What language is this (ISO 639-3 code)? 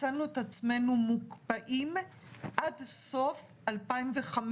heb